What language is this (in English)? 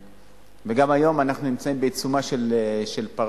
Hebrew